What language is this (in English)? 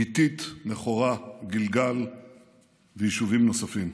Hebrew